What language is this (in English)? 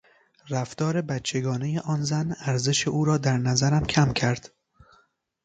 Persian